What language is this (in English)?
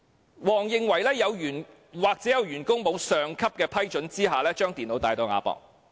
Cantonese